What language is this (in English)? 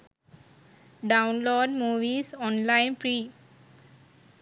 Sinhala